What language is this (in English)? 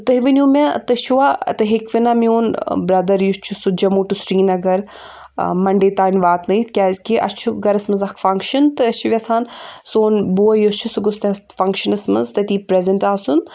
Kashmiri